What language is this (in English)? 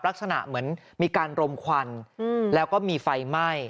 Thai